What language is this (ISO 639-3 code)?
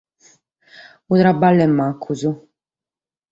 srd